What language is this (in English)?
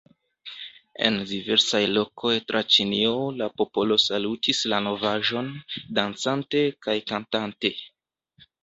Esperanto